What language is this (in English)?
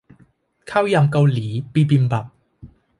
Thai